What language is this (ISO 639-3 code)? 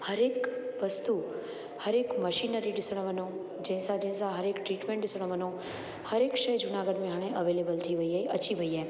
snd